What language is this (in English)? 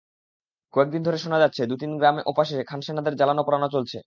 Bangla